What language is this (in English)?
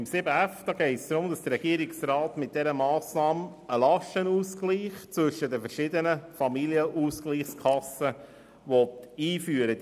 Swiss German